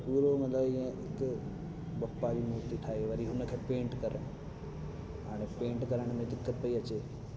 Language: Sindhi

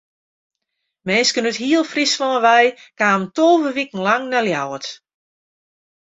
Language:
Western Frisian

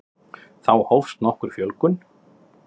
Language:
Icelandic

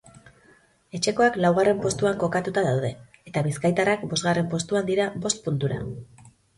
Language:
Basque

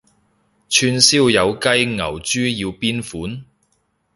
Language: Cantonese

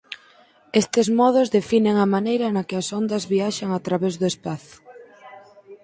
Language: Galician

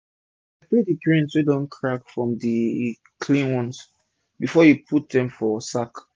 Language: Nigerian Pidgin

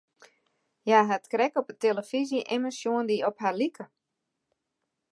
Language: Western Frisian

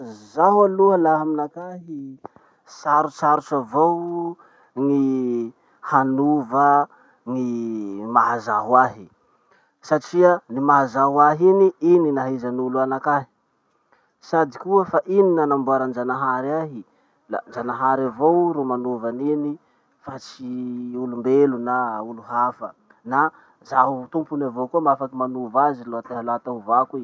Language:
Masikoro Malagasy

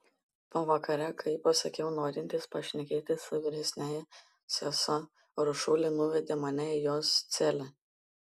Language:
Lithuanian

